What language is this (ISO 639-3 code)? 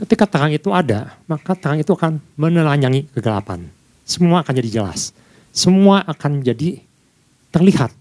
ind